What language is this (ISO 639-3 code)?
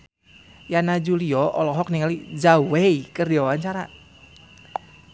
sun